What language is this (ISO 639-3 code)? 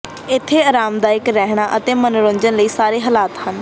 pan